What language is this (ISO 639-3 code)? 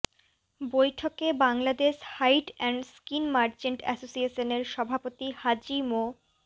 ben